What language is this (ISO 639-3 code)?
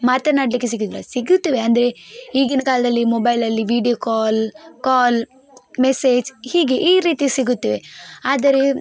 kan